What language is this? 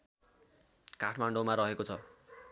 Nepali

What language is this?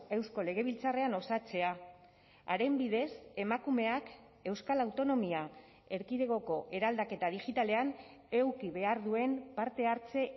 Basque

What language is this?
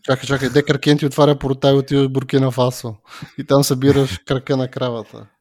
Bulgarian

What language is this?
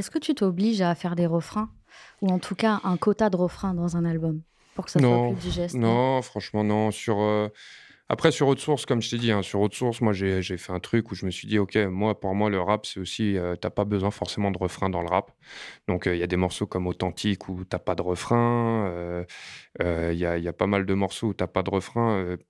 French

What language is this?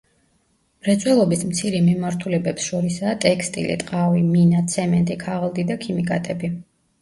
Georgian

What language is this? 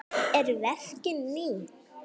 Icelandic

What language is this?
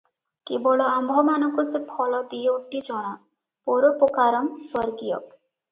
Odia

